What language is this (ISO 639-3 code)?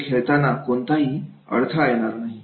mar